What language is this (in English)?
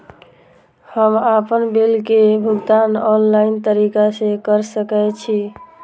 Maithili